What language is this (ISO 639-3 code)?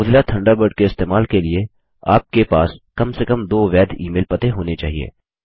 hin